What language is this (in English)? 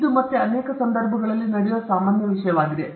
Kannada